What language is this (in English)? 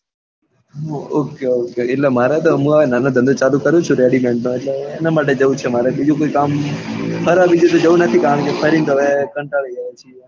Gujarati